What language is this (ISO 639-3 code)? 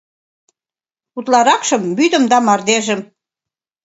chm